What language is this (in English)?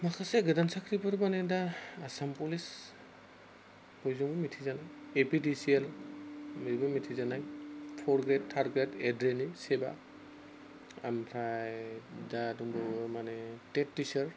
Bodo